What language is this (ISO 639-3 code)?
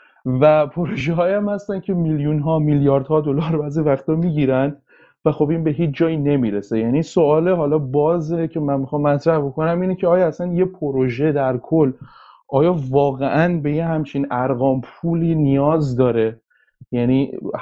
fas